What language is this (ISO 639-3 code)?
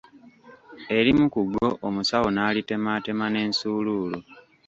lug